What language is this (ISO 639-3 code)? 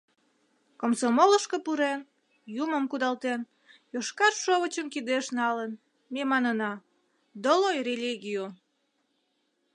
chm